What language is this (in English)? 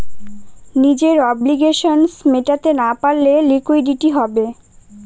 Bangla